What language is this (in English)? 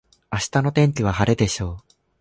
Japanese